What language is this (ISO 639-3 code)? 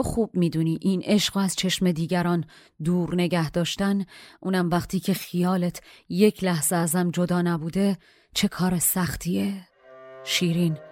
fas